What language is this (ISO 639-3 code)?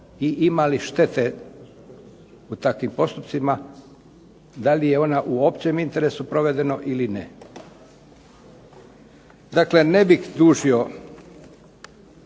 hrv